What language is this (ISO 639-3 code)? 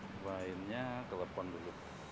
ind